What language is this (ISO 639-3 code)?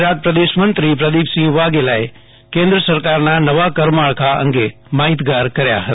guj